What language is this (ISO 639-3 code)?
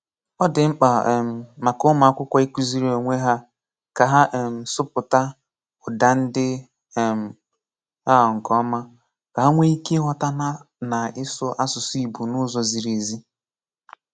ibo